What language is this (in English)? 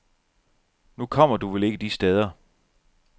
Danish